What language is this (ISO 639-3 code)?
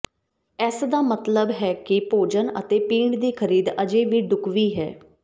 pan